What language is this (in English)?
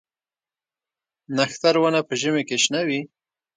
Pashto